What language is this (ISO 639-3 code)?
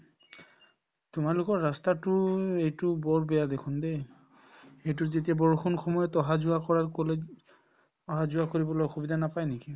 asm